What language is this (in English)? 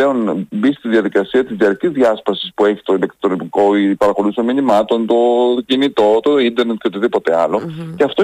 Greek